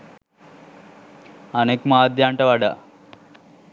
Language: Sinhala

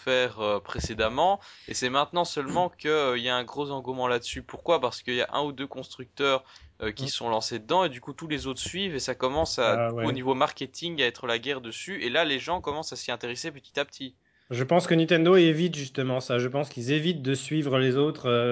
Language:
French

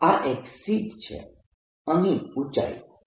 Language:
Gujarati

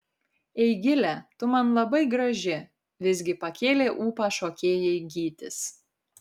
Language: Lithuanian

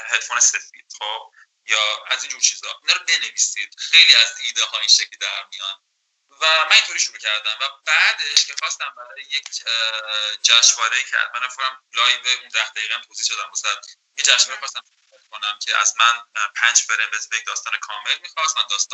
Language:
Persian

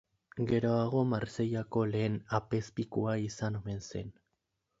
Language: Basque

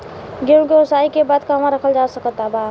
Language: Bhojpuri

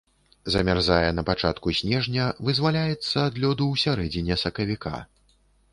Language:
Belarusian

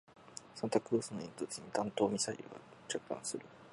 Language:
Japanese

